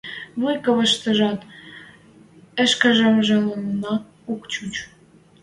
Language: Western Mari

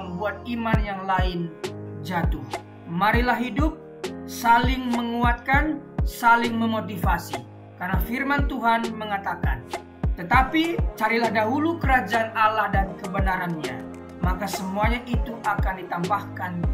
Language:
Indonesian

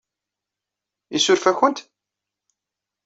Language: Kabyle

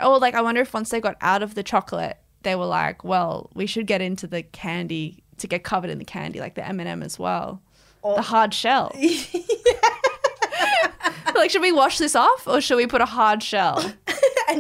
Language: English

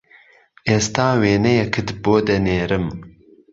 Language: Central Kurdish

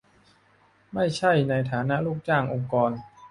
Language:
Thai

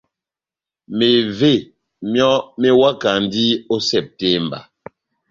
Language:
Batanga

